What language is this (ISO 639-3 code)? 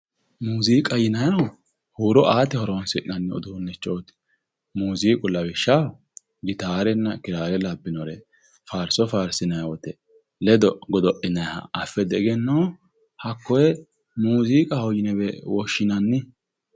sid